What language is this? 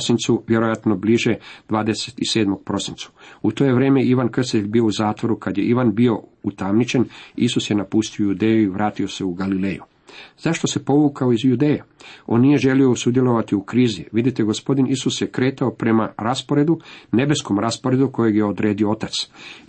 Croatian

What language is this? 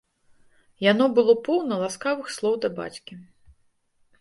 Belarusian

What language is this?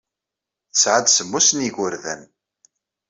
Kabyle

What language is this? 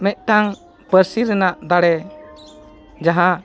Santali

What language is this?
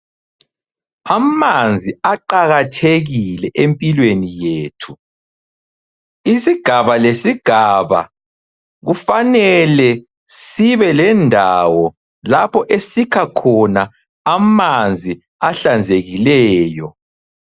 North Ndebele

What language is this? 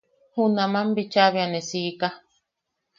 Yaqui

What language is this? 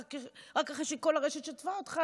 Hebrew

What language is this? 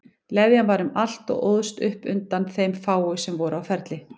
Icelandic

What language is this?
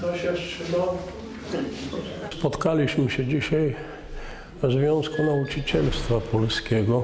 Polish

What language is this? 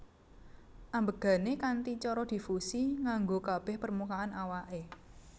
Javanese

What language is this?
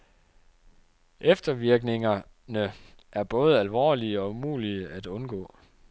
Danish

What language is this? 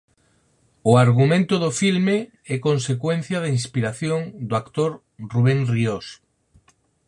Galician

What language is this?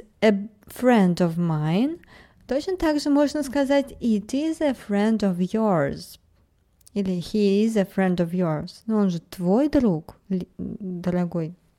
Russian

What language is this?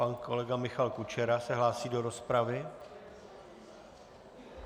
Czech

